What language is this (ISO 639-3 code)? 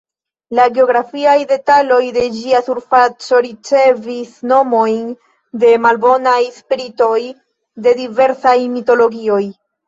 epo